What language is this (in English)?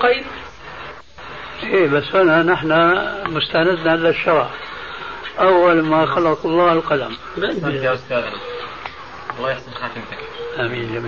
Arabic